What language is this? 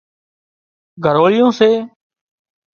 Wadiyara Koli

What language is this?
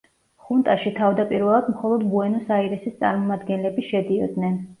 Georgian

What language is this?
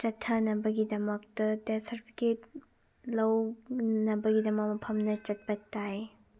Manipuri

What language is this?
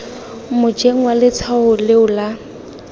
Tswana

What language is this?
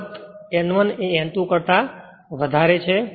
Gujarati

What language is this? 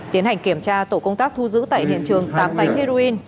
Vietnamese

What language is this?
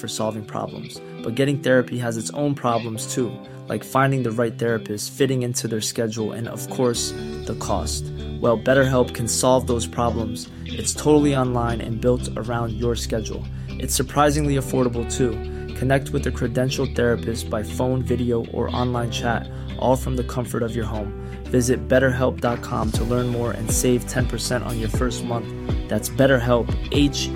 Dutch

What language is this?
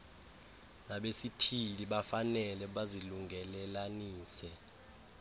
Xhosa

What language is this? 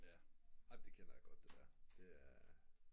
Danish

